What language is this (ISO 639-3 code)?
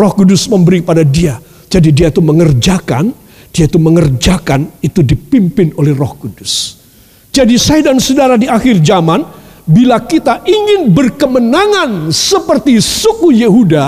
ind